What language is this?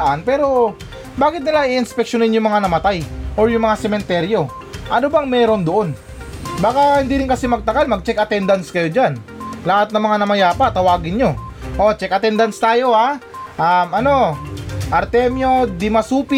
Filipino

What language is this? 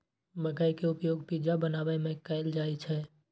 Maithili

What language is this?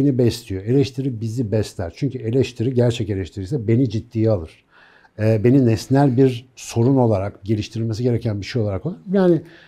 Turkish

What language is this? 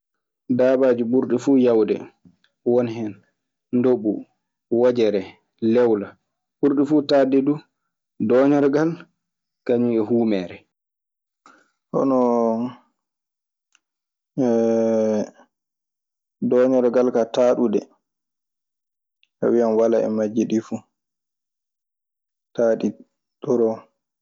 Maasina Fulfulde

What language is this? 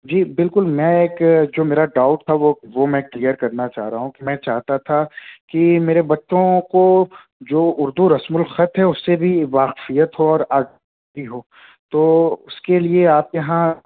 Urdu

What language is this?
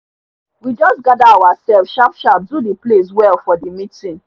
Nigerian Pidgin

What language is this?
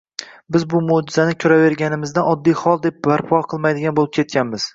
Uzbek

